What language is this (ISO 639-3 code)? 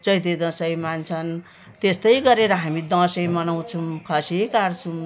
nep